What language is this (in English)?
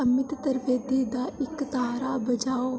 Dogri